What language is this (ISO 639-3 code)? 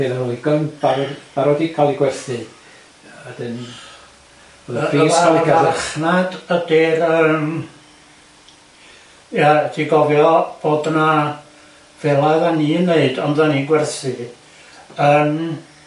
cym